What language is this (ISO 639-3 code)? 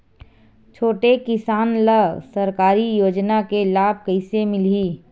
hne